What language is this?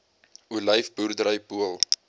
Afrikaans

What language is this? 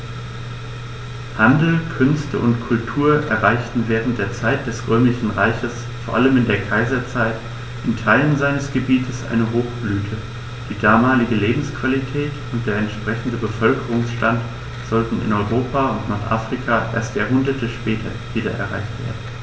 German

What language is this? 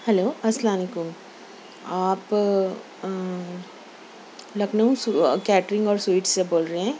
Urdu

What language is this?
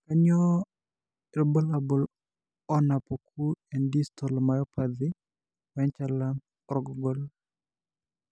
Masai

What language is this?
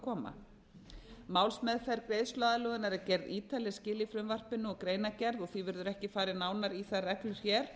Icelandic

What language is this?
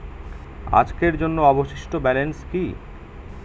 Bangla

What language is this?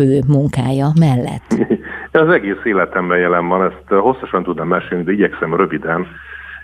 Hungarian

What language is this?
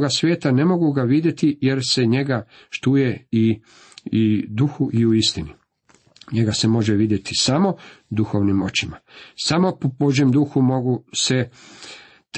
Croatian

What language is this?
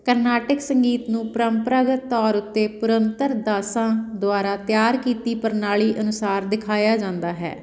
Punjabi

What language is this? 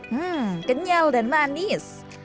Indonesian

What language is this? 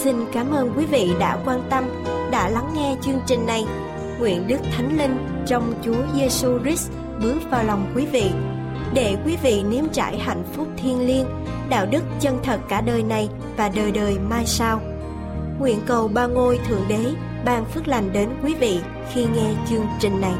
Vietnamese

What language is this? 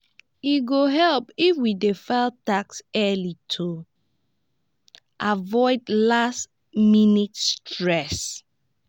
Nigerian Pidgin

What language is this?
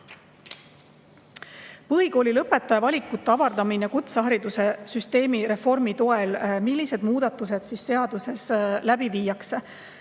Estonian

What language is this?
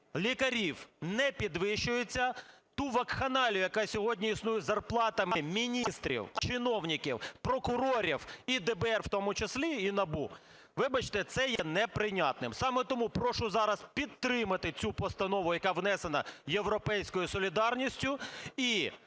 Ukrainian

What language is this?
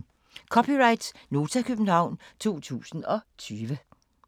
Danish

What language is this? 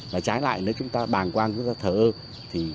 Vietnamese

